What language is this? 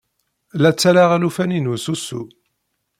Kabyle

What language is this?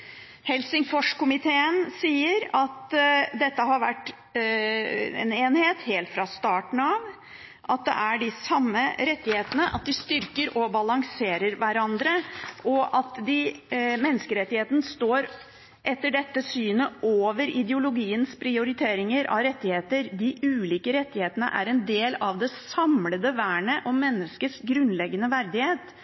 Norwegian Bokmål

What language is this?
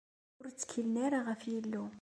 Kabyle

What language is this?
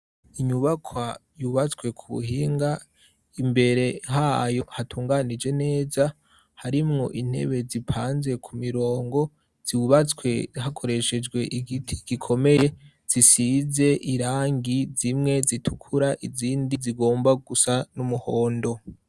Rundi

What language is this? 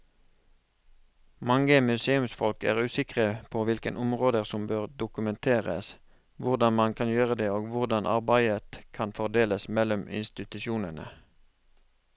Norwegian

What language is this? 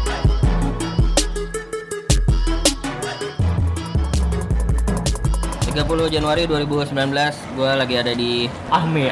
Indonesian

